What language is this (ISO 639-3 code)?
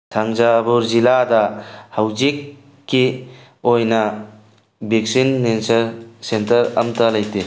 mni